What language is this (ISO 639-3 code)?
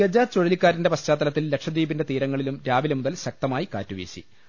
mal